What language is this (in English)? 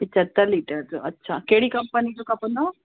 Sindhi